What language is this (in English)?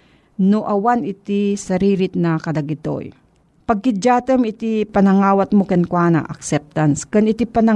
Filipino